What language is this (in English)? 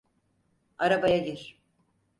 Turkish